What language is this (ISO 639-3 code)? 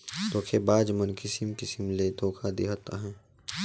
hne